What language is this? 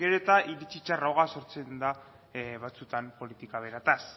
Basque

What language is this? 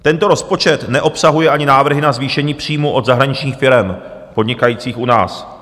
Czech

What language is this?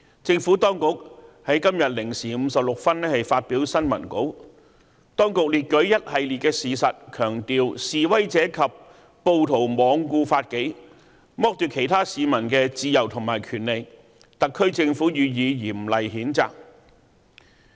Cantonese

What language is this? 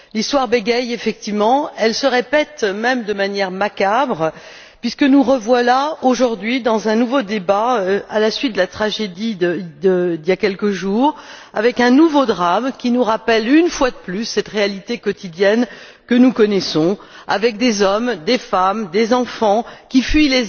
French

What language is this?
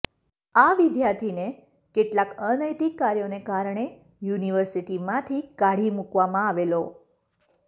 Gujarati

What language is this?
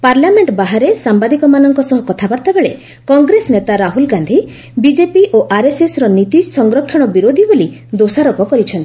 Odia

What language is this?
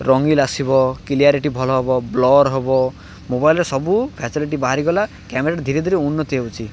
Odia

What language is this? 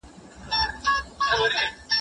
Pashto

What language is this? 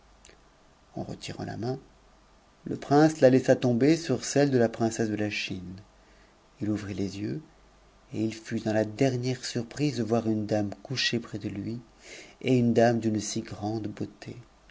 French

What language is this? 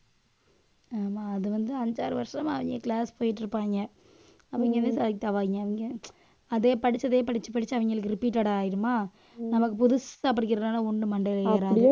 Tamil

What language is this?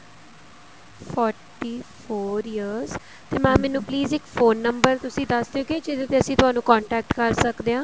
Punjabi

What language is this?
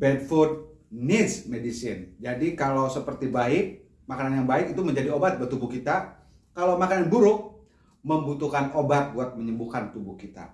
Indonesian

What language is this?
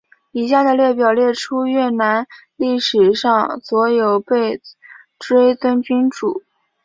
Chinese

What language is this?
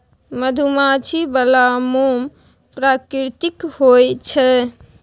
Maithili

